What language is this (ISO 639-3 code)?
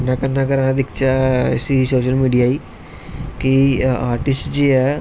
doi